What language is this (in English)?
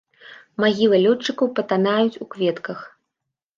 Belarusian